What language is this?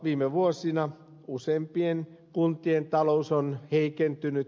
Finnish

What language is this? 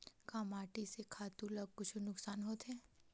Chhattisgarhi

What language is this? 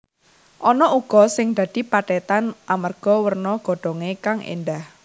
Javanese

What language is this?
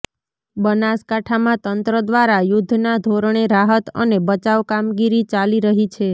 Gujarati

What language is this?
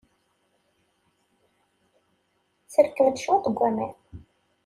Kabyle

